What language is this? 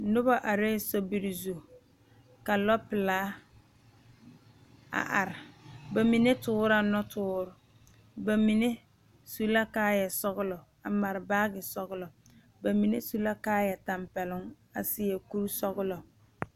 Southern Dagaare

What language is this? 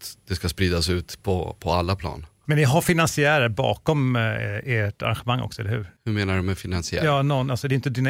Swedish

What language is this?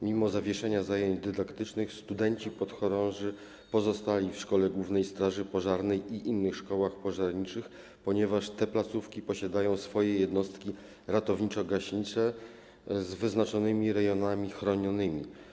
Polish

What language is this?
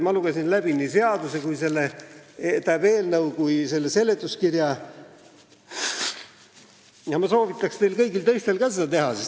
Estonian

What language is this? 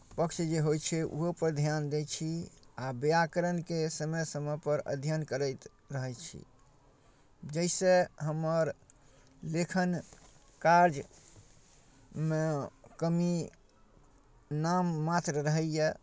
Maithili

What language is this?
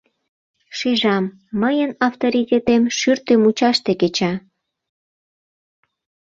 Mari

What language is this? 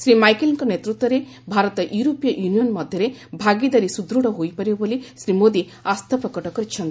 Odia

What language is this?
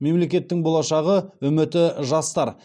Kazakh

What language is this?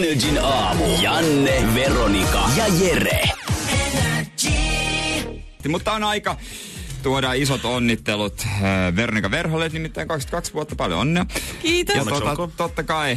Finnish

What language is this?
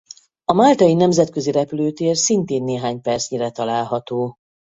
Hungarian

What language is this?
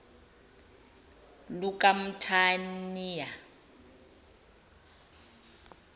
Zulu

